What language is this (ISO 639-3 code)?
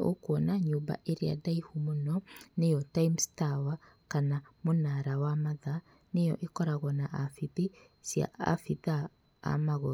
kik